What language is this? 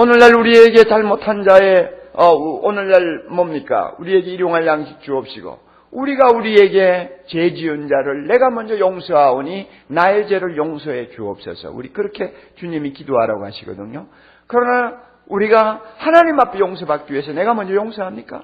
Korean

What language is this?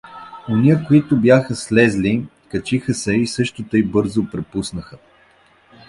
Bulgarian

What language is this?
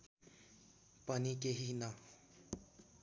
Nepali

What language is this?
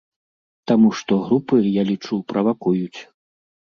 Belarusian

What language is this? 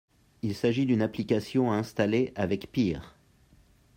French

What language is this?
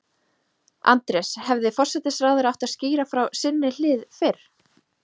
Icelandic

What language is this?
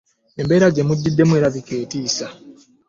Ganda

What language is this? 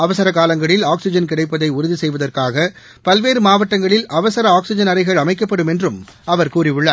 Tamil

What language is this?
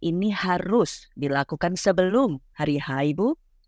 Indonesian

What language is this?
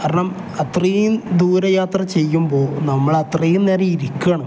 Malayalam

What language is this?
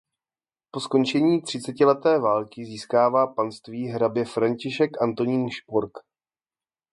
Czech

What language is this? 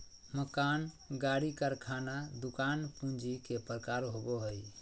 Magahi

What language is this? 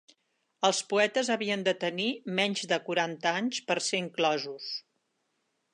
Catalan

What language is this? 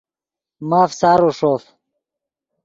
Yidgha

